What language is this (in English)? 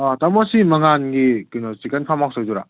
Manipuri